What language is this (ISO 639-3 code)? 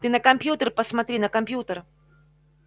rus